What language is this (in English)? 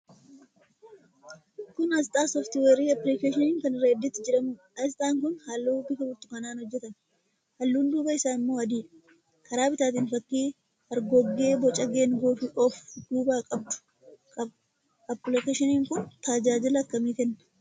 Oromo